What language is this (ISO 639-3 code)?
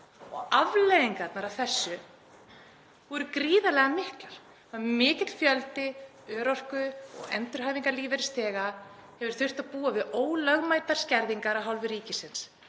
isl